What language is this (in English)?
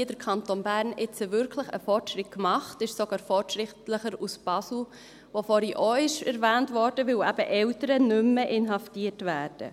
Swiss German